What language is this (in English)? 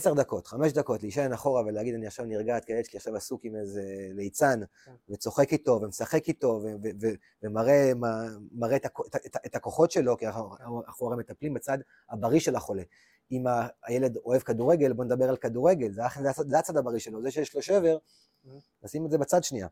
Hebrew